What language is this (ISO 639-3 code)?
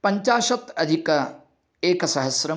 san